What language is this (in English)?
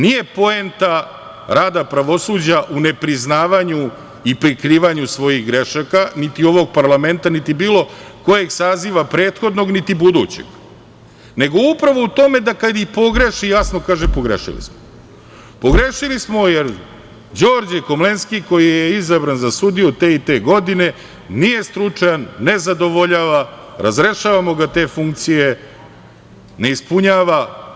Serbian